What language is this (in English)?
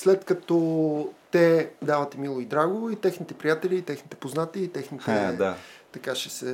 Bulgarian